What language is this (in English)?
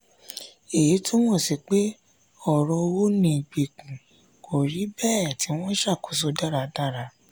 Yoruba